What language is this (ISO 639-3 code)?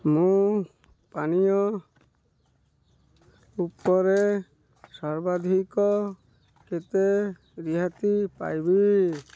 ori